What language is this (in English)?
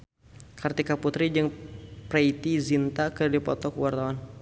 Sundanese